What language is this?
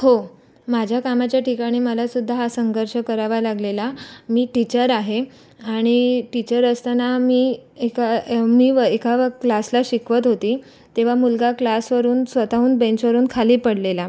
Marathi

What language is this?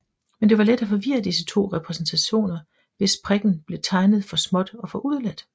Danish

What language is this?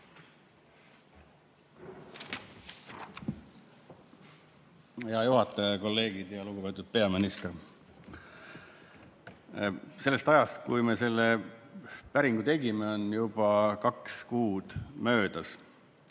Estonian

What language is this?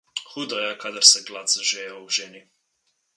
Slovenian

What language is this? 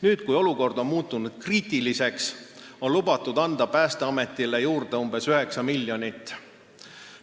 Estonian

